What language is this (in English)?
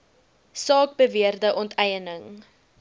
Afrikaans